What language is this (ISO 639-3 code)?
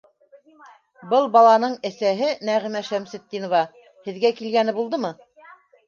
bak